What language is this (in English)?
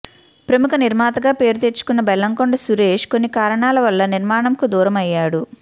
Telugu